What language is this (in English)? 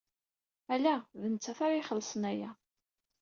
Kabyle